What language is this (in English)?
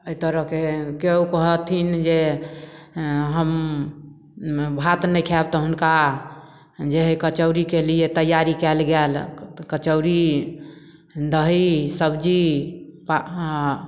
Maithili